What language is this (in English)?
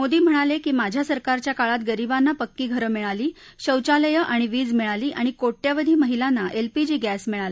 Marathi